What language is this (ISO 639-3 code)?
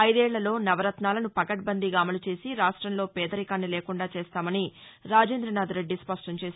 tel